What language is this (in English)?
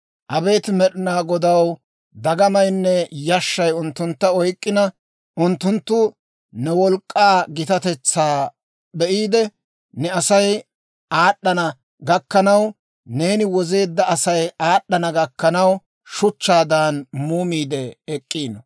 Dawro